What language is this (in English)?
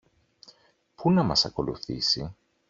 Greek